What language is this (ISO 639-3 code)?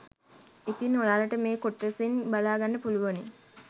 sin